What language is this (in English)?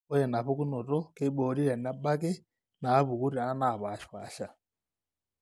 Masai